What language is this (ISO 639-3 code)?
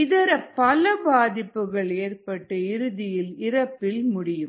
tam